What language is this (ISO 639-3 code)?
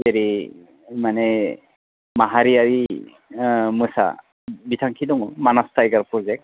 brx